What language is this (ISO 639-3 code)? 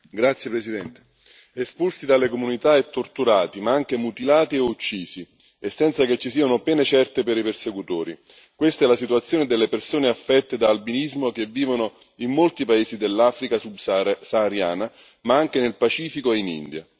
ita